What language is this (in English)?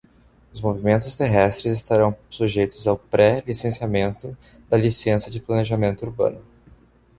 Portuguese